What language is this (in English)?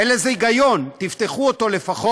Hebrew